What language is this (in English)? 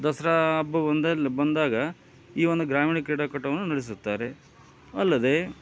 Kannada